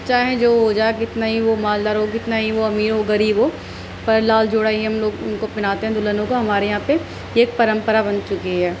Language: Urdu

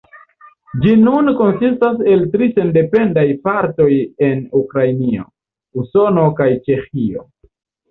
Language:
Esperanto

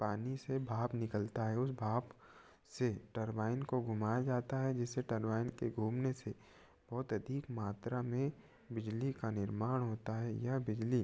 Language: Hindi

